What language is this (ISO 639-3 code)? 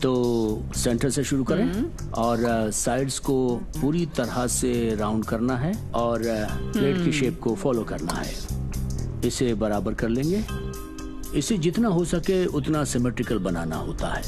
hin